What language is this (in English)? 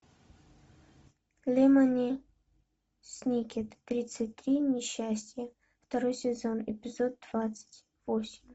Russian